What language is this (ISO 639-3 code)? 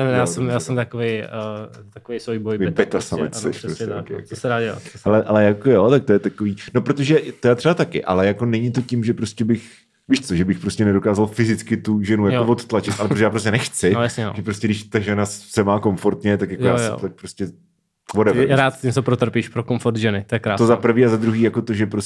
ces